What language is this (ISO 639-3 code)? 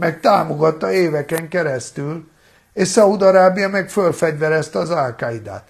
hun